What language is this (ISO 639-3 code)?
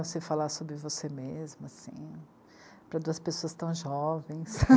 por